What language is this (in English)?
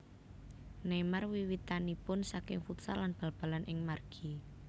Javanese